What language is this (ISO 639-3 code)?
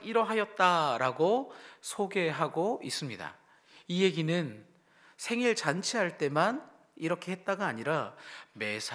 kor